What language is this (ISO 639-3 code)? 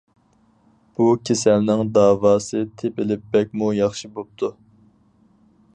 uig